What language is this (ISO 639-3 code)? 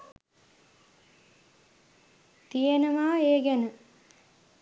sin